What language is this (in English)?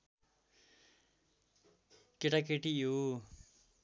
Nepali